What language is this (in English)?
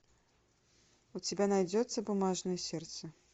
Russian